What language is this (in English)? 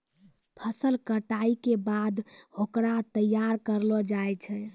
Maithili